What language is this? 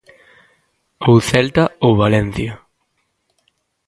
Galician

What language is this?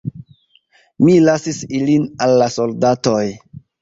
Esperanto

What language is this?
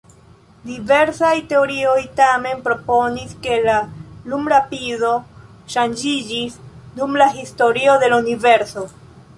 Esperanto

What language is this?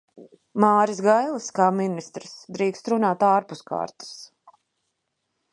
Latvian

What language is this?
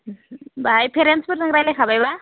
Bodo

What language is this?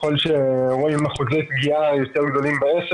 Hebrew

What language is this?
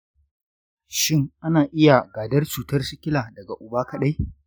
Hausa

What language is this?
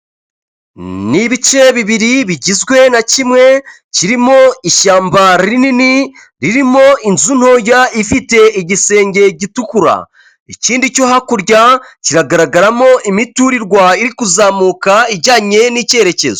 Kinyarwanda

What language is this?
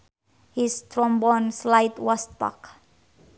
Sundanese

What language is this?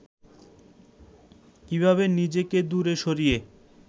Bangla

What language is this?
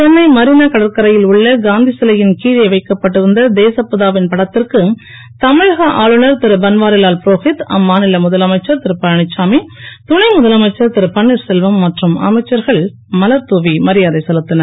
Tamil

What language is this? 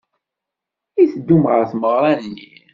Kabyle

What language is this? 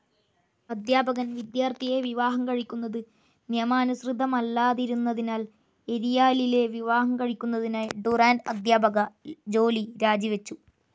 Malayalam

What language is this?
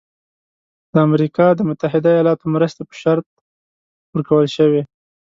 Pashto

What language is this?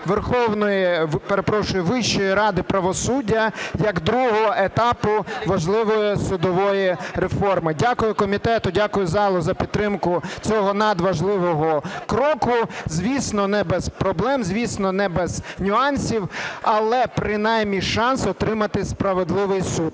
Ukrainian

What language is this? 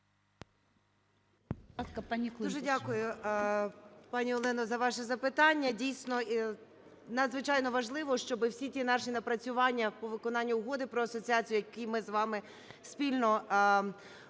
Ukrainian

